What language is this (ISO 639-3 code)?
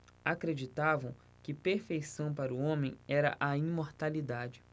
por